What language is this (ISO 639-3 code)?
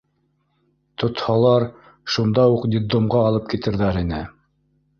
bak